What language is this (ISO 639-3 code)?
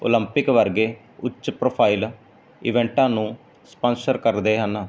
pan